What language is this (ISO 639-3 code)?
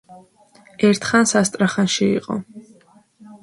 kat